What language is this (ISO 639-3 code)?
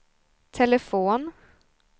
swe